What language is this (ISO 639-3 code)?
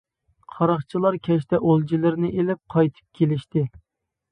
uig